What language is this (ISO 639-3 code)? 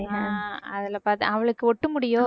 tam